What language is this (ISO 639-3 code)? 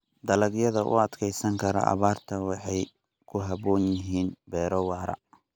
som